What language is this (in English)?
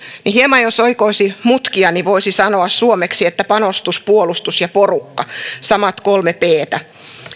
Finnish